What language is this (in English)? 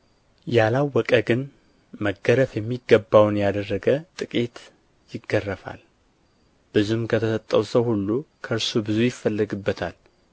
Amharic